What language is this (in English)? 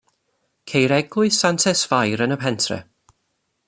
Welsh